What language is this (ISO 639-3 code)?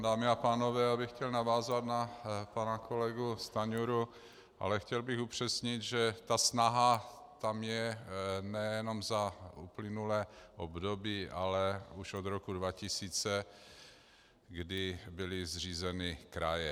ces